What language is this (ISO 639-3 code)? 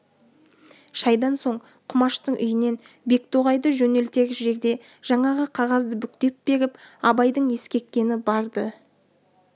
kaz